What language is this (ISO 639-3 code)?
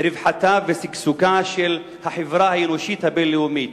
heb